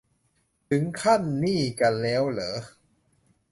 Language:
Thai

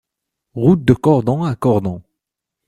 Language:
French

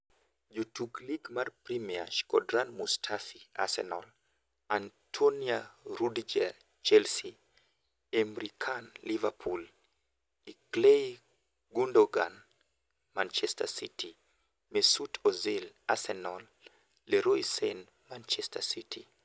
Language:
Luo (Kenya and Tanzania)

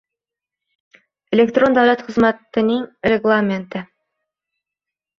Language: Uzbek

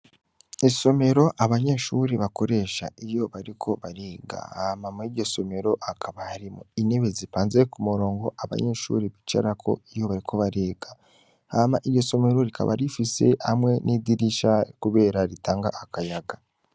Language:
Rundi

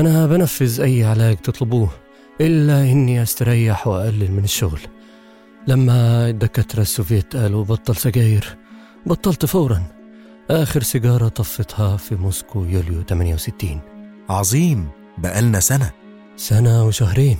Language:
Arabic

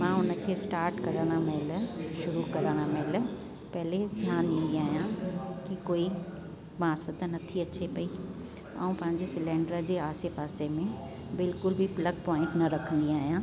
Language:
Sindhi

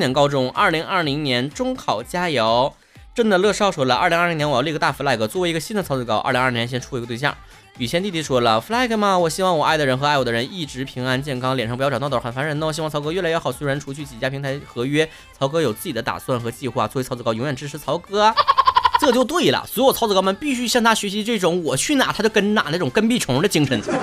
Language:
Chinese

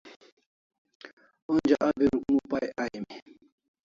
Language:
Kalasha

